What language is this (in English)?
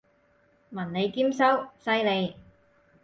Cantonese